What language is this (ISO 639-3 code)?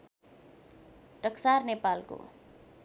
nep